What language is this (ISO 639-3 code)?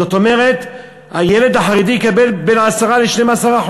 heb